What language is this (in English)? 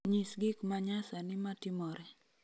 Luo (Kenya and Tanzania)